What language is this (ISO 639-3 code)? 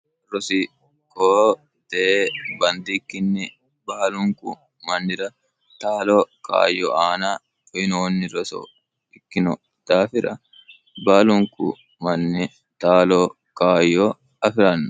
sid